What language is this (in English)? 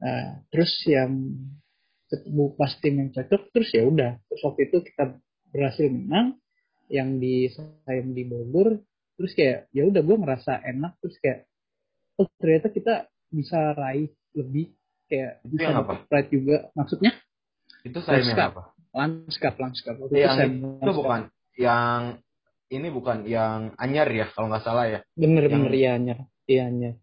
Indonesian